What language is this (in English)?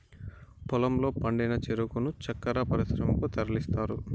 Telugu